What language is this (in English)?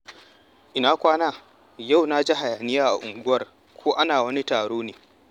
Hausa